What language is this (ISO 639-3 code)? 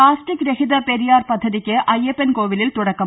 mal